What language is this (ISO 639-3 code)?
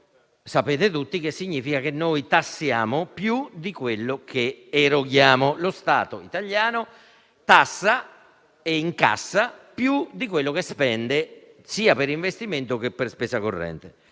ita